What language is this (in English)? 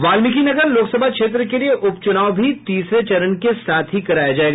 Hindi